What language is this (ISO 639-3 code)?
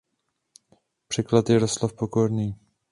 ces